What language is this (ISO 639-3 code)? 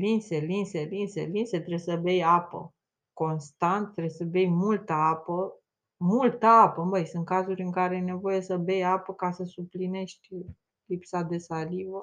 ron